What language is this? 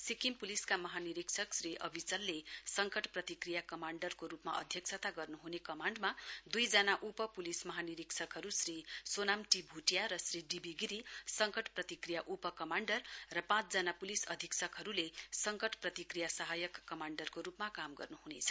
Nepali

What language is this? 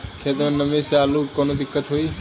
Bhojpuri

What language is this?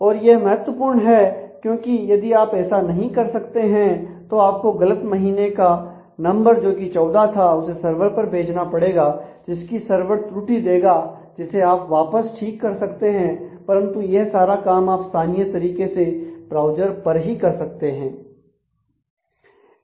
Hindi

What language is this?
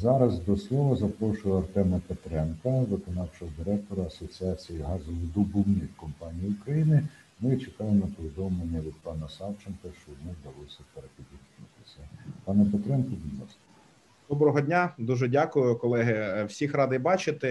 Ukrainian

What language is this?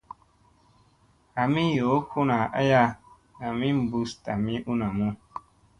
Musey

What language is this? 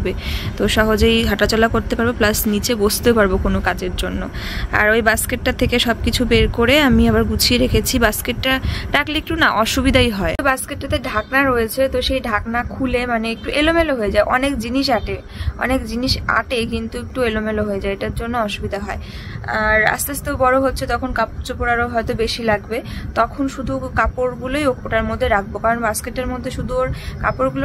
Bangla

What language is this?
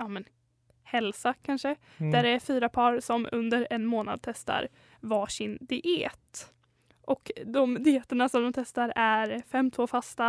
Swedish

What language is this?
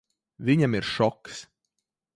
Latvian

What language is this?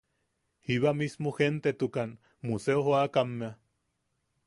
Yaqui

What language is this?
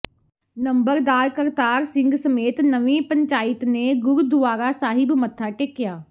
Punjabi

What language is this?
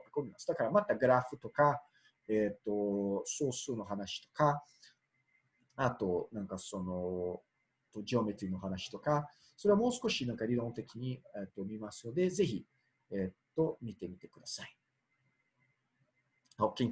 Japanese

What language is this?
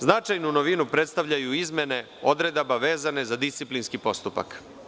Serbian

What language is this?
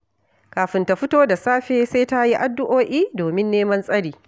Hausa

